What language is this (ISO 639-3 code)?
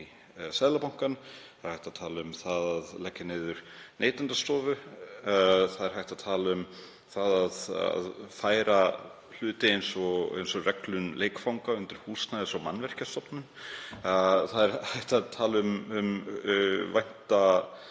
isl